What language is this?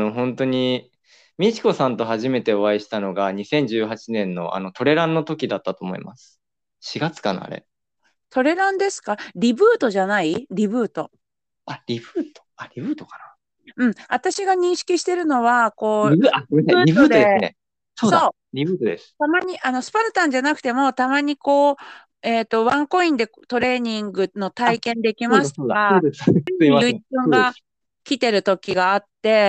Japanese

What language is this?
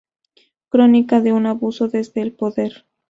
Spanish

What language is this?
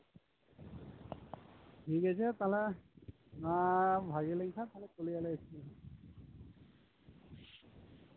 Santali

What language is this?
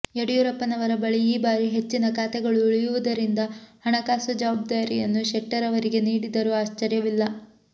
Kannada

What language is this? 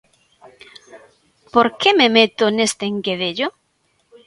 Galician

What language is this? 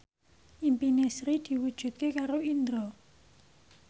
Javanese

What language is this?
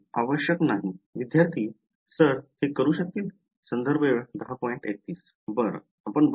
Marathi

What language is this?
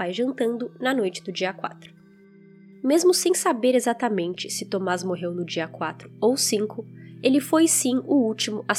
Portuguese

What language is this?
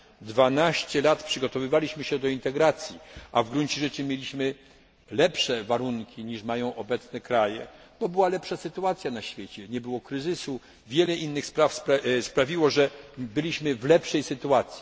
Polish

